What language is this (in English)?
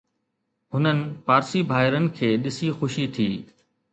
Sindhi